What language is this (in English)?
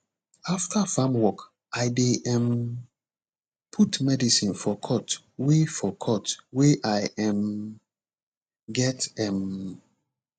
Nigerian Pidgin